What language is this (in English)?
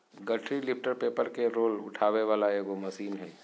Magahi